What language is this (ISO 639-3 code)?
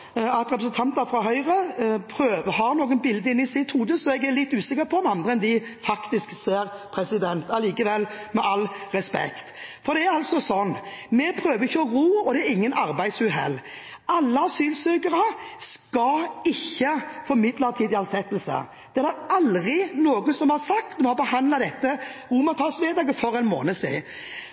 nob